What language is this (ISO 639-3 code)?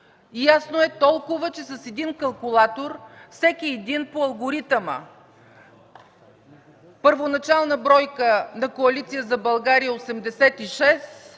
bul